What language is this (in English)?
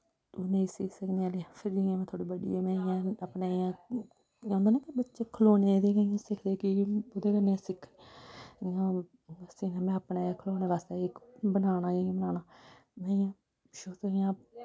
Dogri